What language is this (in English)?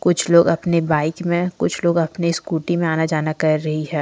Hindi